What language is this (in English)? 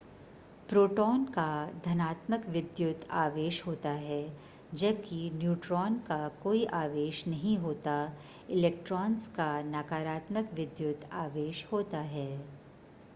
Hindi